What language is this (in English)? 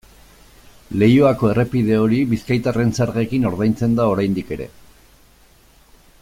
Basque